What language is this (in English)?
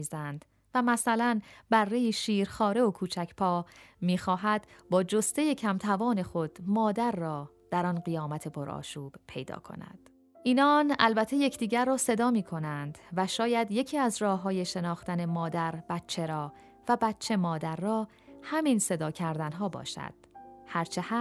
Persian